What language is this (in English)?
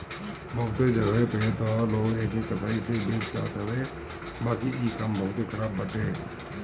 Bhojpuri